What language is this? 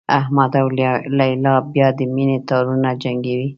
Pashto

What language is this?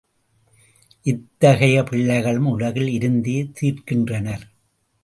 Tamil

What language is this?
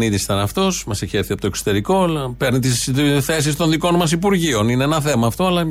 Greek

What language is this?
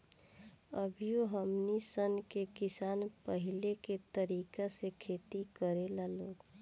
Bhojpuri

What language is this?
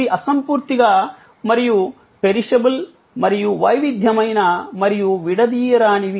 Telugu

